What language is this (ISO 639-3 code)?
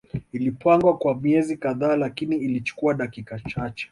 swa